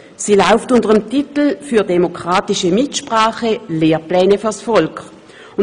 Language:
Swiss German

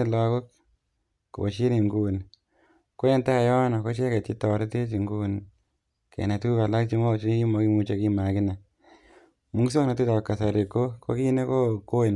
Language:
Kalenjin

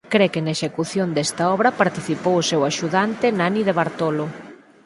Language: Galician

